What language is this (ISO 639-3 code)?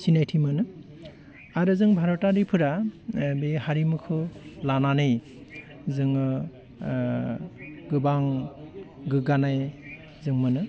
brx